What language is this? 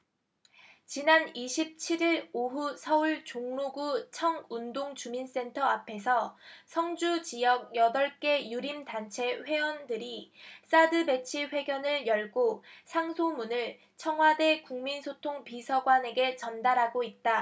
Korean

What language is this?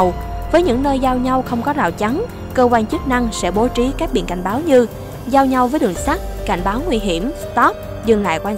Vietnamese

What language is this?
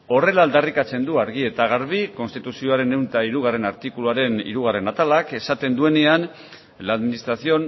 Basque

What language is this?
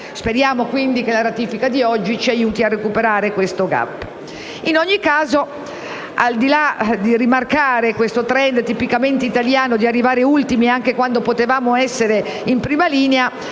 Italian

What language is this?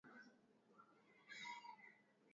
Swahili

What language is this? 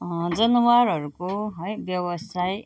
Nepali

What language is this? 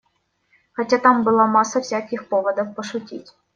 Russian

